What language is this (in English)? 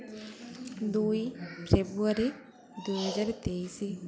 Odia